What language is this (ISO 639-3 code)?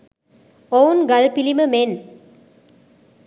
sin